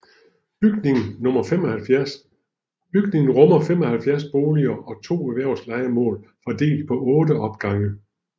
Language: Danish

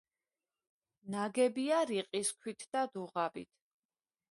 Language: Georgian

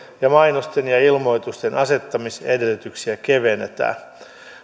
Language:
Finnish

